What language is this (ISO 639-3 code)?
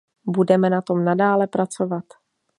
ces